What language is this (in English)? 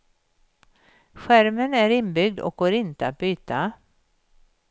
Swedish